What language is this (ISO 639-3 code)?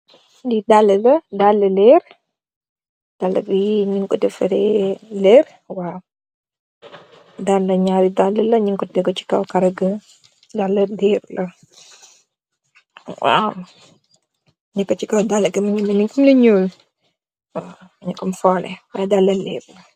wol